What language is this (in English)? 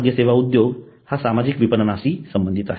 Marathi